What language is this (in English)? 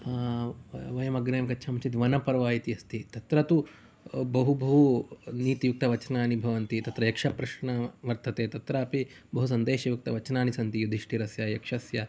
Sanskrit